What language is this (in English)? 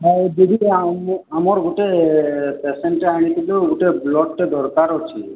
Odia